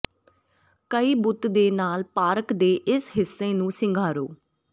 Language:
Punjabi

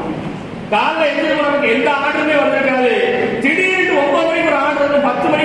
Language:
Tamil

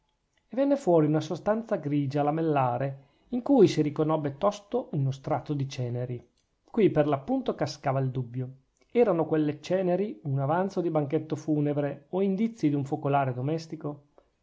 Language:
Italian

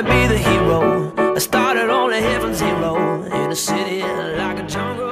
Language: English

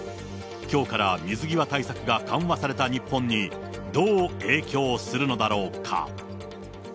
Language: Japanese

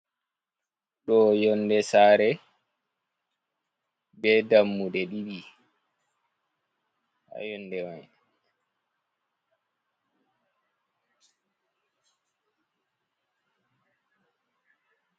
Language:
Fula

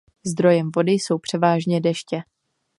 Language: Czech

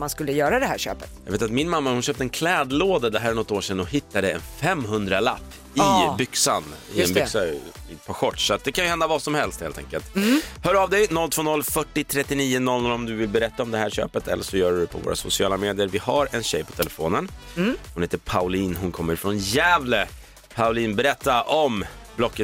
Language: Swedish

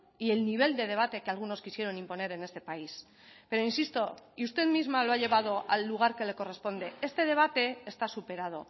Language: Spanish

